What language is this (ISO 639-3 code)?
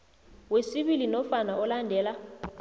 nbl